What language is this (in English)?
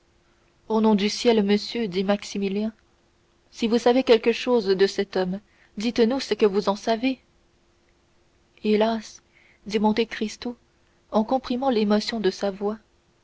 French